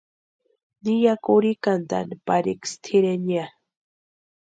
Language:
Western Highland Purepecha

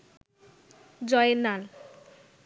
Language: Bangla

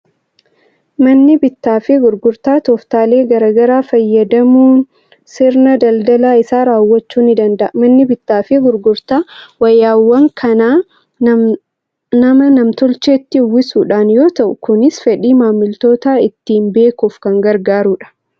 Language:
Oromo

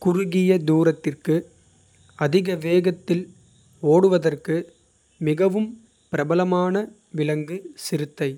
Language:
Kota (India)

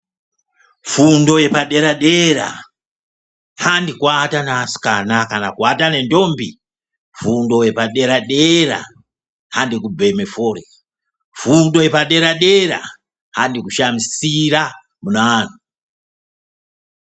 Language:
Ndau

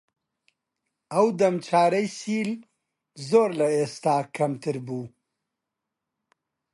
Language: Central Kurdish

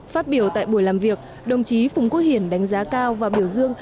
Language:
Vietnamese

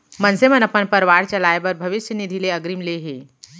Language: Chhattisgarhi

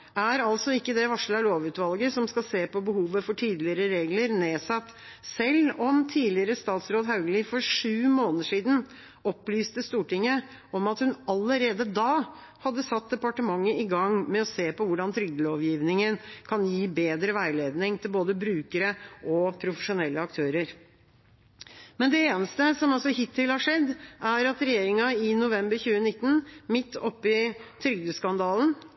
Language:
Norwegian Bokmål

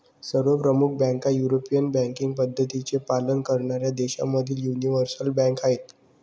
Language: Marathi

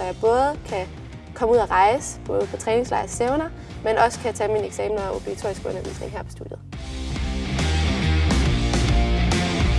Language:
Danish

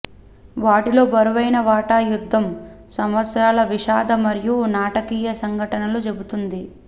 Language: Telugu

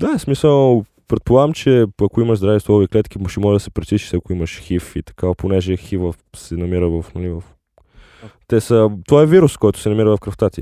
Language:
Bulgarian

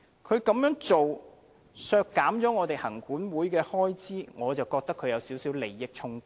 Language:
Cantonese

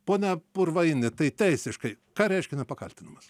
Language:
Lithuanian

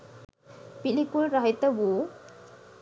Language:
Sinhala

